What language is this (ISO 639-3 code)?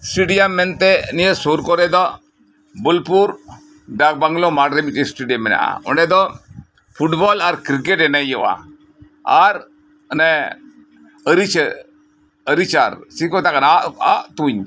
sat